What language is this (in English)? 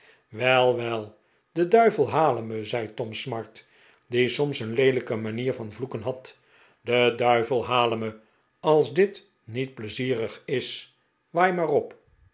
Dutch